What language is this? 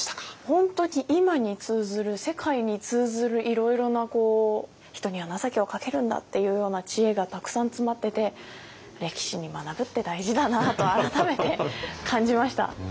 Japanese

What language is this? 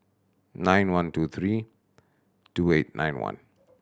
English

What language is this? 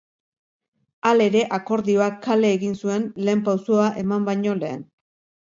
Basque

